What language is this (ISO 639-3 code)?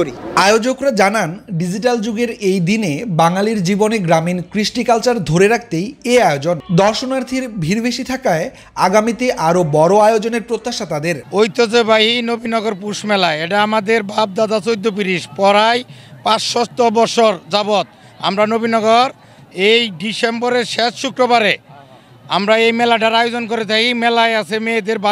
tha